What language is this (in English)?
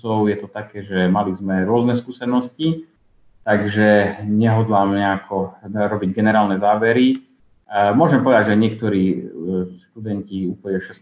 Slovak